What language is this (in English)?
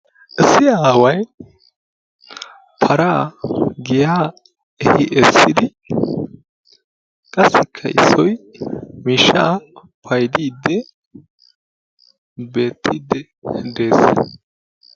Wolaytta